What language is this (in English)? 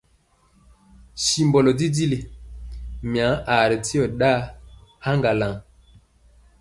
Mpiemo